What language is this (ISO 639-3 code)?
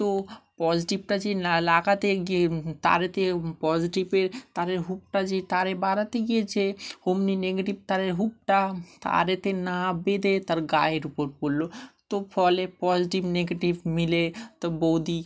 ben